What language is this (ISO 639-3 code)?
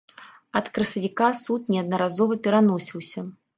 bel